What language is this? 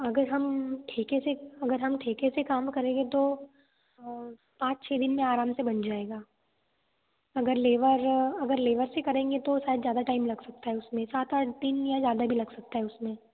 Hindi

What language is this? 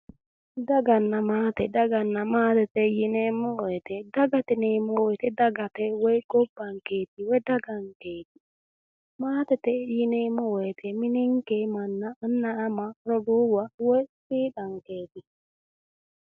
Sidamo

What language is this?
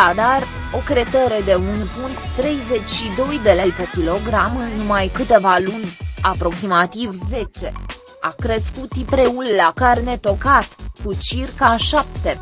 Romanian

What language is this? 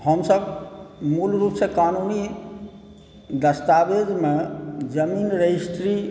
Maithili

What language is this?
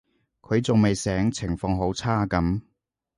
Cantonese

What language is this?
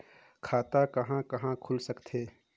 Chhattisgarhi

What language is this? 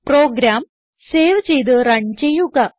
Malayalam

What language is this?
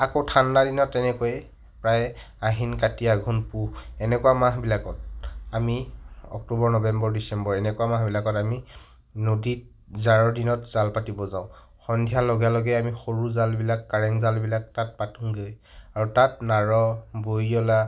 Assamese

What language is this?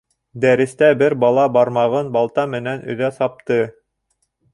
Bashkir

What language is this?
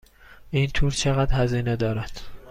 Persian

